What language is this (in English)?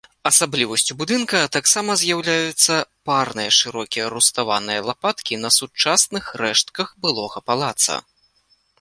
Belarusian